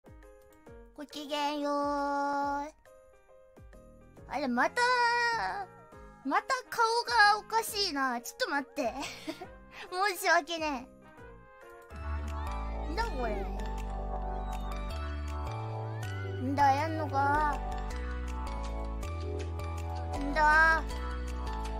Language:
Japanese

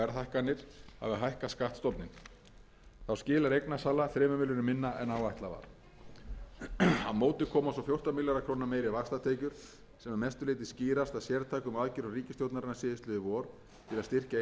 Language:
Icelandic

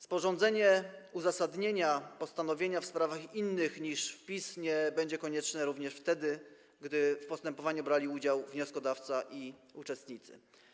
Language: Polish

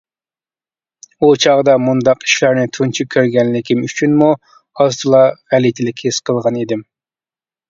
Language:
Uyghur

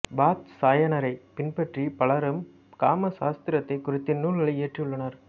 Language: Tamil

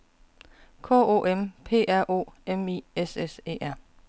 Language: Danish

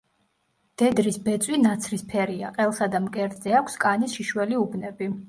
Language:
Georgian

